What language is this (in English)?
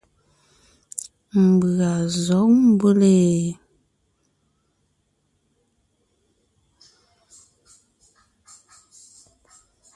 Ngiemboon